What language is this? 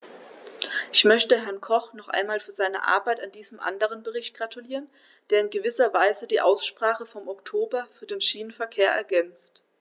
German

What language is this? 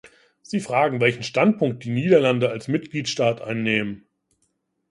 German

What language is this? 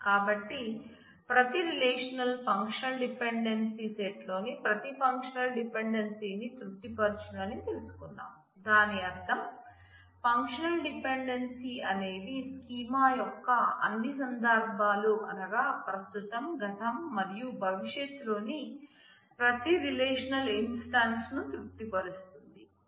Telugu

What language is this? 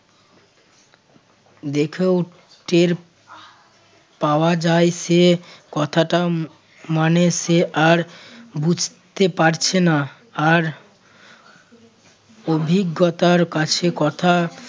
Bangla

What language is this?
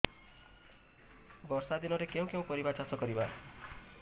Odia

